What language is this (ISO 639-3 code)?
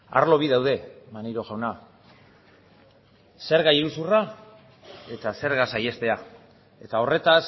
eus